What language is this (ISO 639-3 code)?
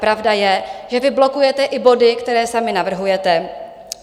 ces